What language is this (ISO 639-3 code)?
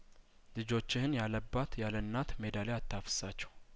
amh